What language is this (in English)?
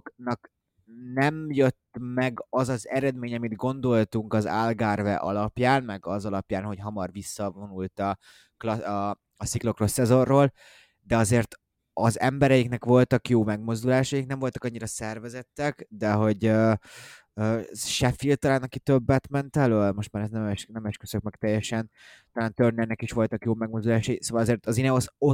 Hungarian